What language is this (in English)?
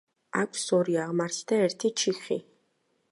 Georgian